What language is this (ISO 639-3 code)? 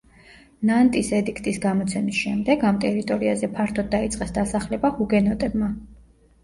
kat